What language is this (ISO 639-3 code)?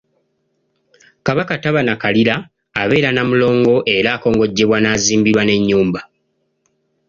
lug